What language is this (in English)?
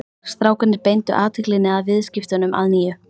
Icelandic